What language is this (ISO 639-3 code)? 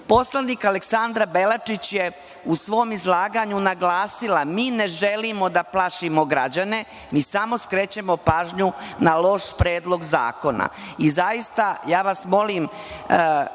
srp